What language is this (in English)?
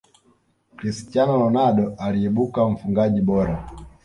Swahili